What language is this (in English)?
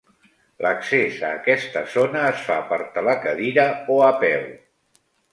Catalan